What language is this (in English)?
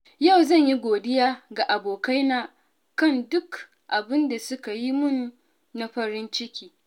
Hausa